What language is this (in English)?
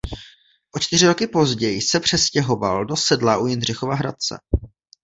Czech